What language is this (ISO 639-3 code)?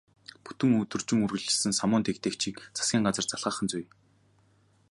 mon